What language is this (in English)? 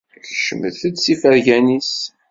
Kabyle